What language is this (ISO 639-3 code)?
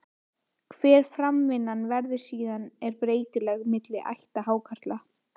isl